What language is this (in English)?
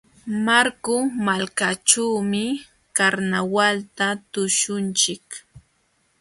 Jauja Wanca Quechua